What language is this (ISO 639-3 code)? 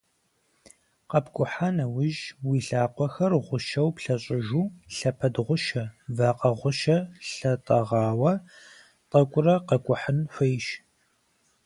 kbd